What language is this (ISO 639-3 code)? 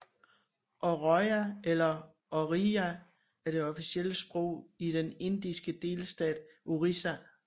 dan